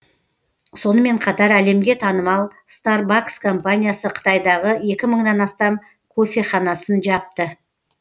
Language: Kazakh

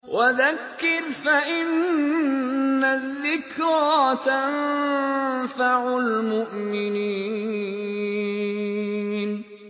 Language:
Arabic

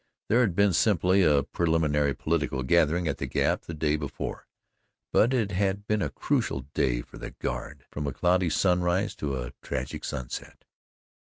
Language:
English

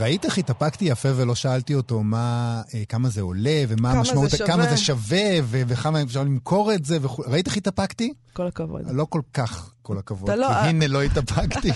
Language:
Hebrew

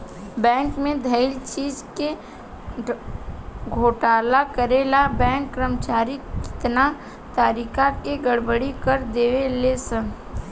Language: Bhojpuri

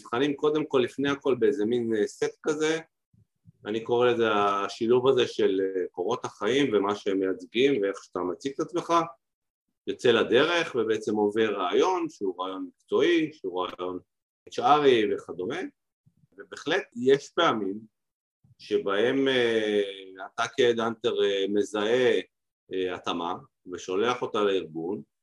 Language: Hebrew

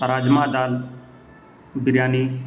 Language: Urdu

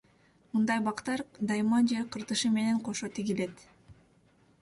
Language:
Kyrgyz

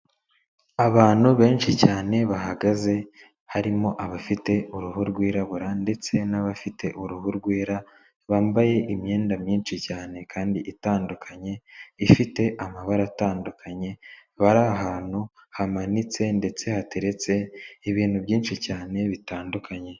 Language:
Kinyarwanda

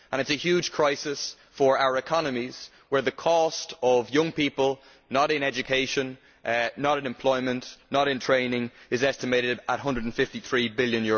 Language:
English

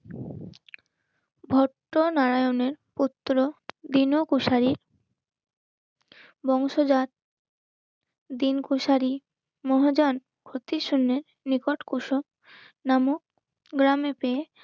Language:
Bangla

